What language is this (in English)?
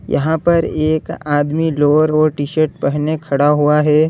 Hindi